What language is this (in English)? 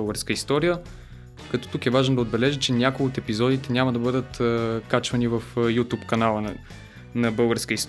Bulgarian